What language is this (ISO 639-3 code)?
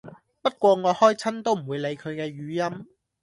yue